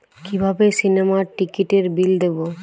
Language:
Bangla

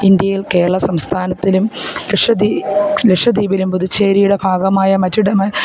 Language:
Malayalam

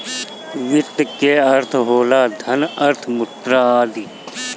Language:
Bhojpuri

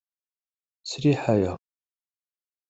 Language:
Kabyle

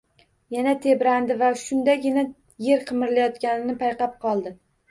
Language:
Uzbek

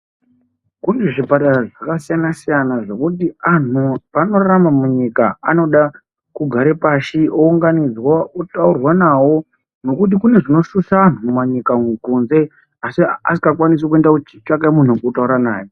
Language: Ndau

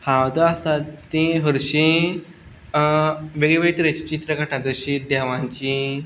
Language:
Konkani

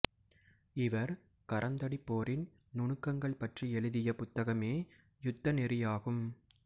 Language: Tamil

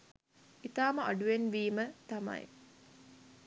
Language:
Sinhala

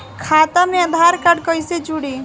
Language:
Bhojpuri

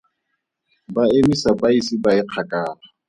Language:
Tswana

